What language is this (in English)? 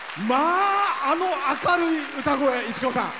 Japanese